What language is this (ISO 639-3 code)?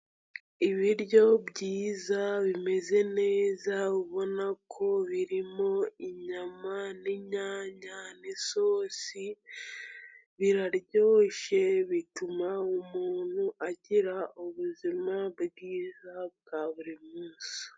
kin